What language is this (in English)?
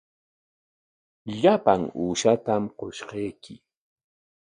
Corongo Ancash Quechua